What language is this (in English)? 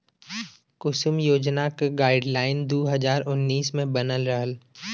Bhojpuri